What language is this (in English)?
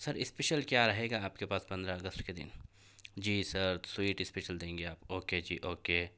Urdu